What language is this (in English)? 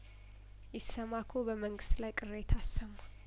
Amharic